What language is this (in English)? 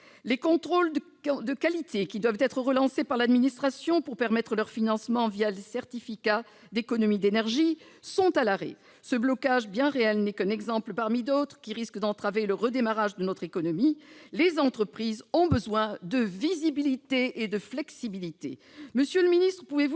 French